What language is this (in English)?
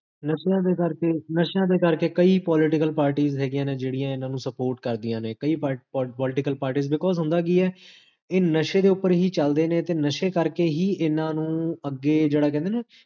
Punjabi